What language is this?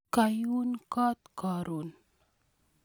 Kalenjin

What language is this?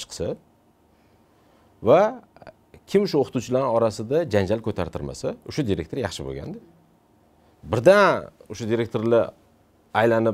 Romanian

